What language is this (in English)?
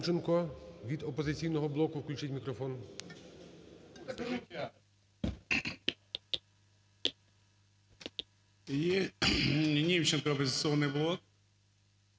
Ukrainian